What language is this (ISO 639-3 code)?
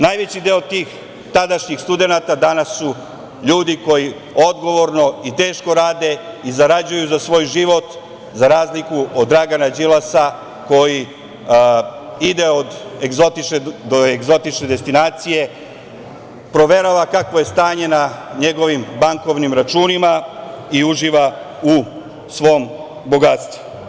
srp